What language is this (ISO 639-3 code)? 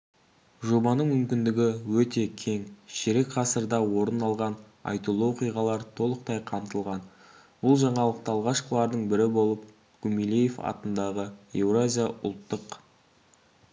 kaz